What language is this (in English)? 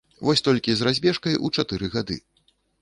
Belarusian